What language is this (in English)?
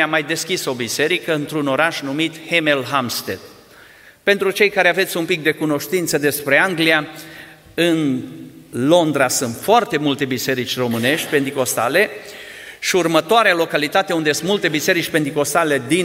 Romanian